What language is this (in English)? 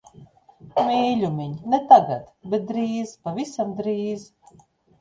Latvian